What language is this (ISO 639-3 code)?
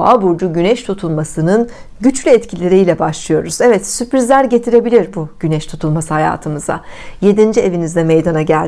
tur